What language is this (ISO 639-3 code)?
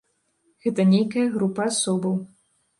bel